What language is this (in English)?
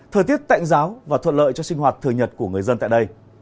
Vietnamese